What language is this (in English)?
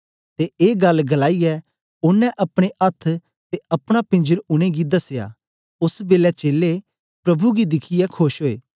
Dogri